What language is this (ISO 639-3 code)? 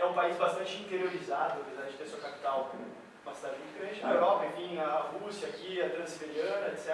por